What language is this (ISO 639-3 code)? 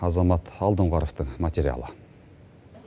kaz